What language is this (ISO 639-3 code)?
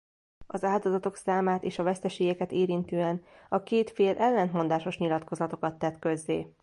hun